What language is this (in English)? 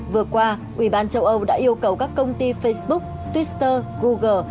Vietnamese